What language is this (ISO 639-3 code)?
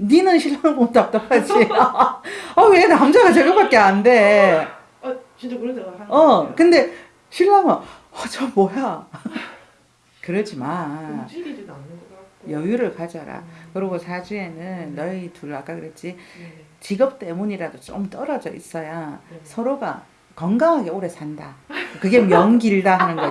kor